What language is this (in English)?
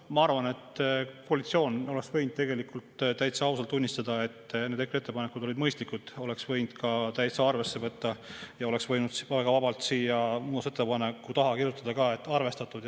Estonian